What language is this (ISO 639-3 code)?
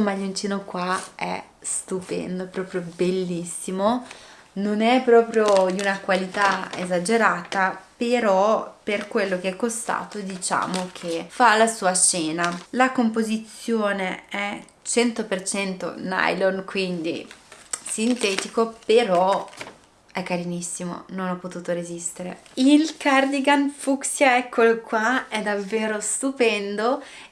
ita